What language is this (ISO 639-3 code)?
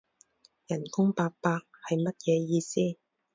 yue